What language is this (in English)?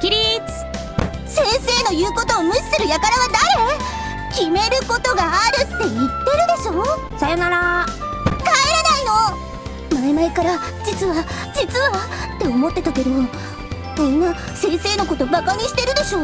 Japanese